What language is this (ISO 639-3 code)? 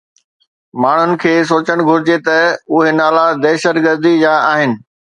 snd